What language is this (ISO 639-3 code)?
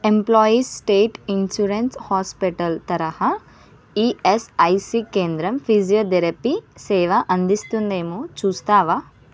tel